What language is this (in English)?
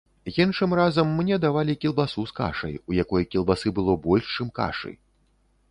Belarusian